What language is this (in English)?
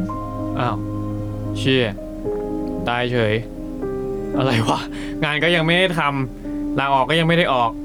Thai